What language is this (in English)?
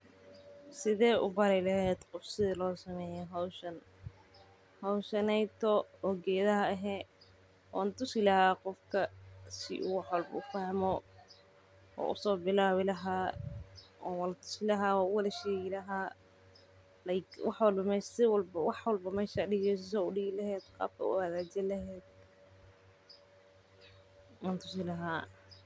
Somali